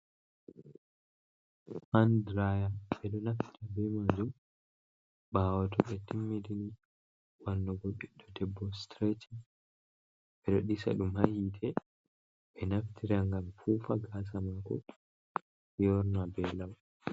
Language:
Fula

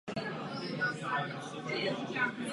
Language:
Czech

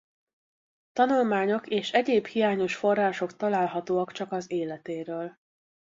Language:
Hungarian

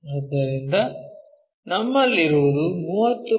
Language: Kannada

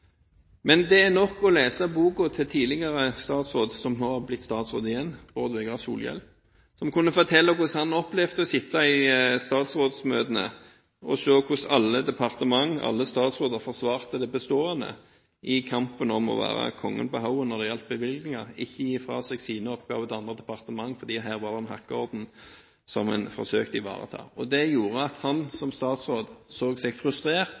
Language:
Norwegian Bokmål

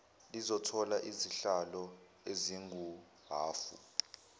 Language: Zulu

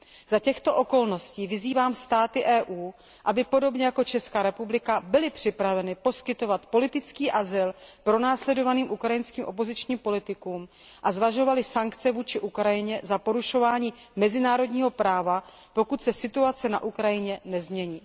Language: Czech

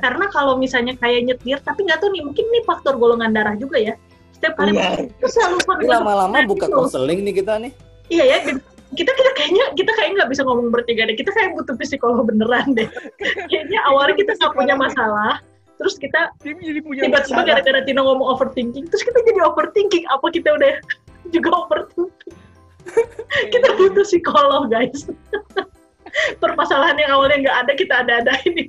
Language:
Indonesian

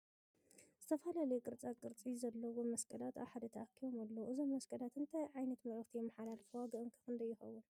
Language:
Tigrinya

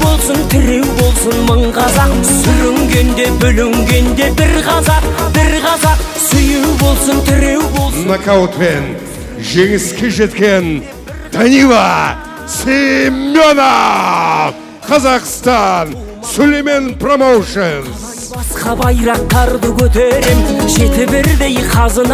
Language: Turkish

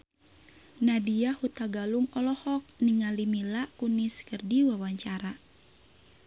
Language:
Sundanese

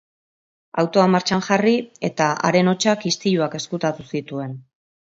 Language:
Basque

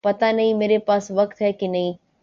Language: Urdu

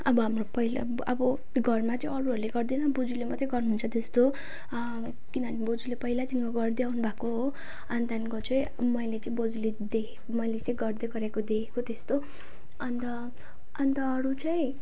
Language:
Nepali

